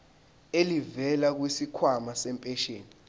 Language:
Zulu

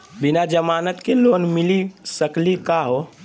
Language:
Magahi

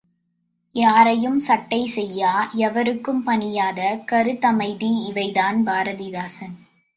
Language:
Tamil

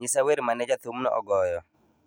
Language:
Luo (Kenya and Tanzania)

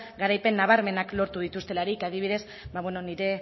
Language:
Basque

